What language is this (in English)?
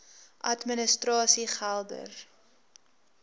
Afrikaans